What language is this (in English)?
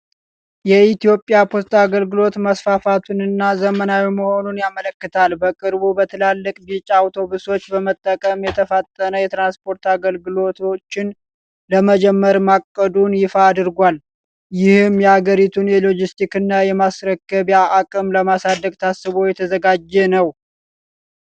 Amharic